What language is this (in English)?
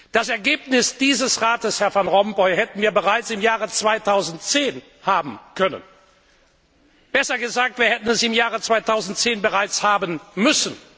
German